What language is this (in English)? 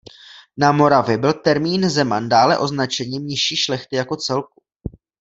Czech